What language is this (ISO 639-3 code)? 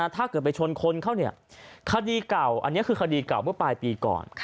tha